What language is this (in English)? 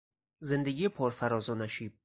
Persian